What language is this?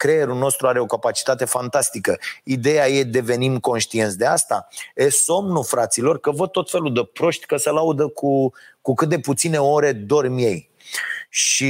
Romanian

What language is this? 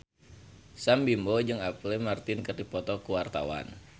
Sundanese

